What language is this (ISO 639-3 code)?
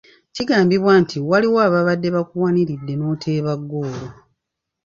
lug